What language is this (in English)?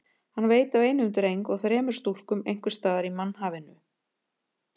Icelandic